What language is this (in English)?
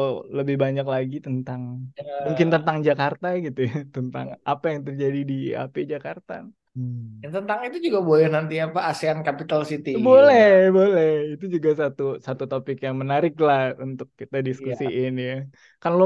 Indonesian